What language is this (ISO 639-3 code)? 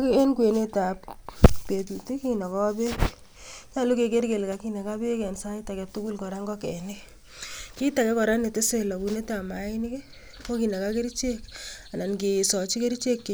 kln